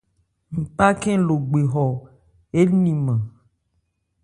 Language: Ebrié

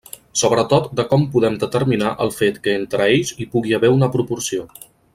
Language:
Catalan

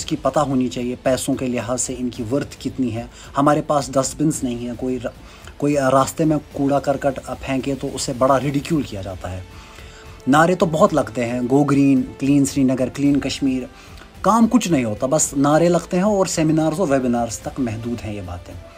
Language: Urdu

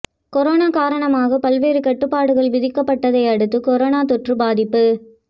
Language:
Tamil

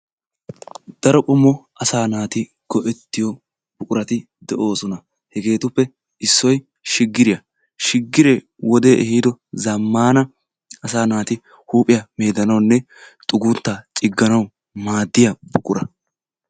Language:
Wolaytta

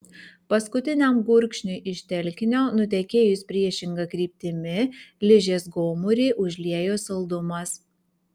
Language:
Lithuanian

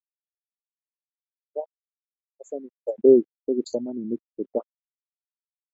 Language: Kalenjin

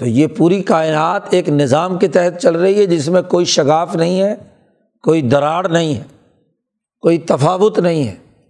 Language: Urdu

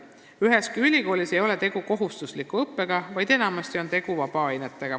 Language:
Estonian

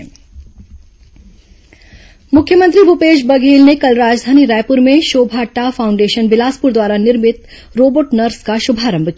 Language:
Hindi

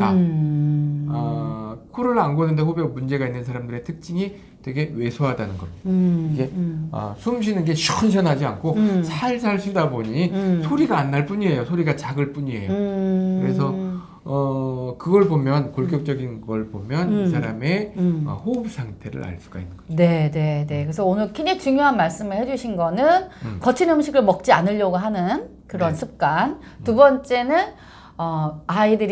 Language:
Korean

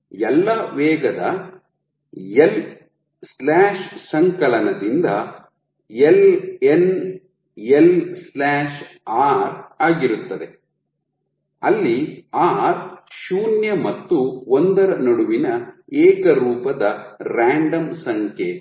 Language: Kannada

